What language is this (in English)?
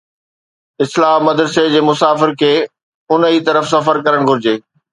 Sindhi